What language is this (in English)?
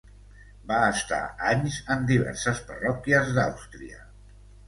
Catalan